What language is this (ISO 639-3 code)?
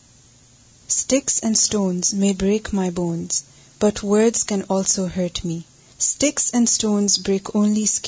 urd